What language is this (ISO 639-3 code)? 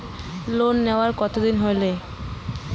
ben